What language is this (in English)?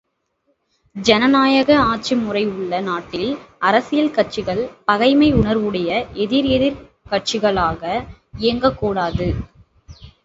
Tamil